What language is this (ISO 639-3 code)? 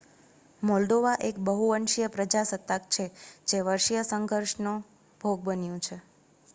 guj